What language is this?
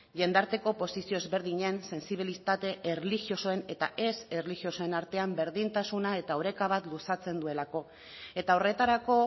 Basque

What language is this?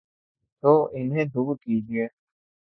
Urdu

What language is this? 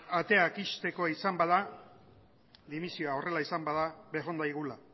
Basque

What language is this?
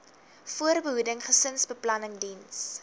Afrikaans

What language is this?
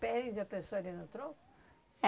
Portuguese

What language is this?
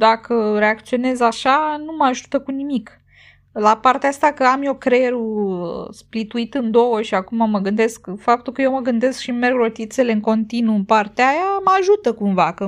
Romanian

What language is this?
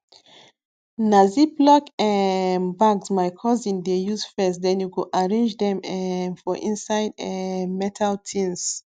Nigerian Pidgin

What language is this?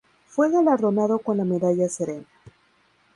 Spanish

